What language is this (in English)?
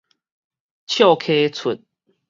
Min Nan Chinese